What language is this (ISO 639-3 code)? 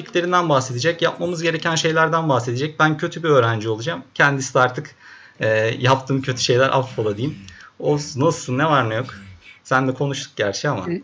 tur